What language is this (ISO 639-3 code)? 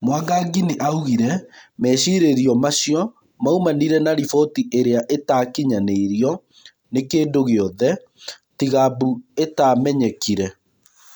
kik